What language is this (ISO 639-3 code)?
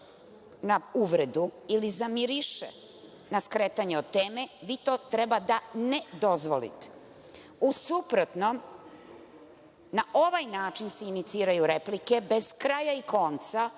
srp